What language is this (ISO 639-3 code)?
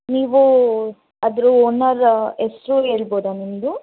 kan